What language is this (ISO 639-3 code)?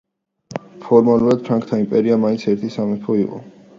kat